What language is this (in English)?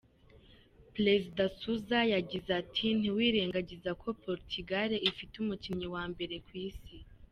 Kinyarwanda